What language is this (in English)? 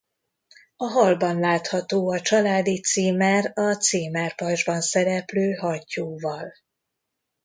Hungarian